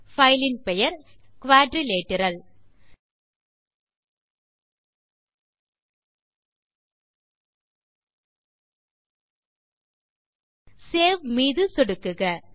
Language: Tamil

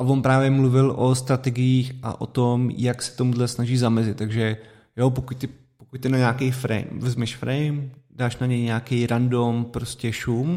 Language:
Czech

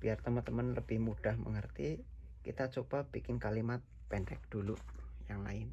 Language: Indonesian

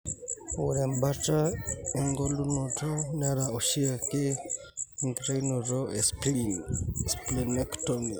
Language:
Masai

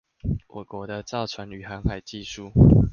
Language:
Chinese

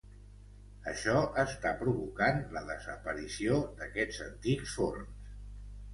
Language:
Catalan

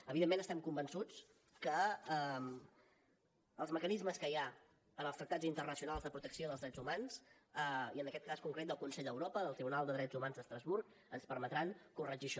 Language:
Catalan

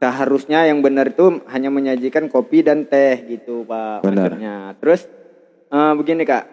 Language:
Indonesian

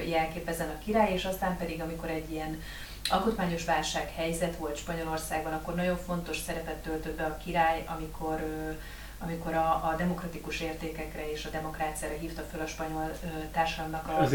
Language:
Hungarian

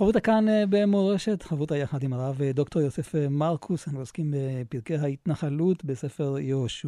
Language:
Hebrew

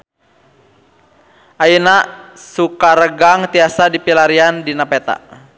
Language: Sundanese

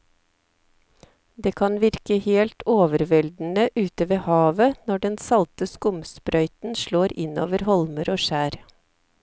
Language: Norwegian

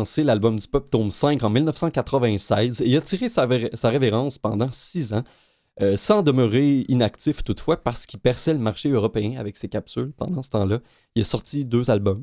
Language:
French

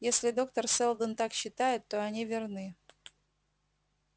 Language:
Russian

